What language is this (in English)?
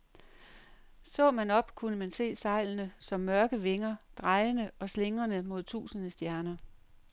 Danish